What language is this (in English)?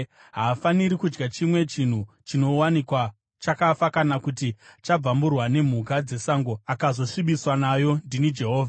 Shona